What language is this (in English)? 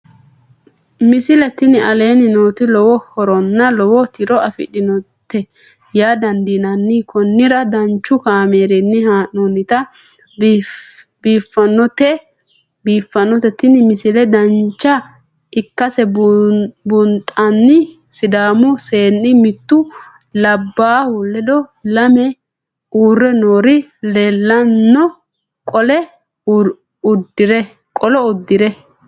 Sidamo